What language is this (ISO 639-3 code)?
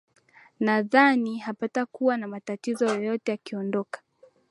swa